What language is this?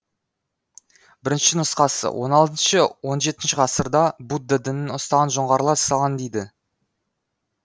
Kazakh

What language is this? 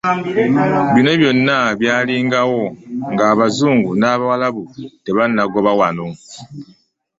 Ganda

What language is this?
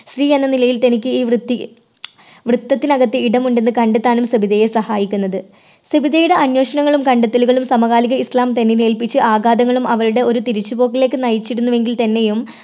Malayalam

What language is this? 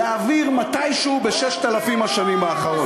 Hebrew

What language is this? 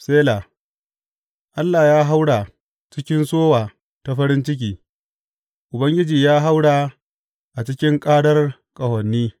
Hausa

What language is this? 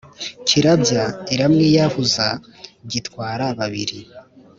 Kinyarwanda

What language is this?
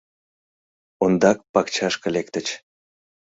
Mari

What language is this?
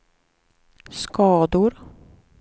Swedish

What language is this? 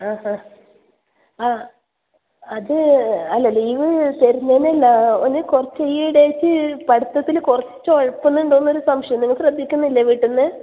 Malayalam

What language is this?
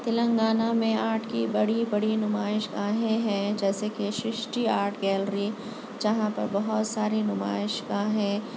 Urdu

